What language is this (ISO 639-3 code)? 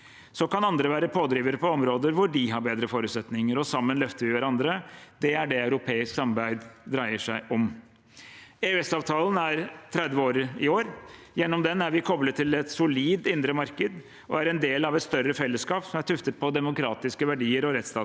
nor